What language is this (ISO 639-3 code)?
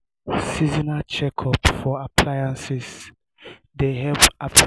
pcm